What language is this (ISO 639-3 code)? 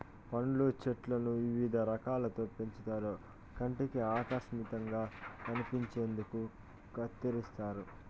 tel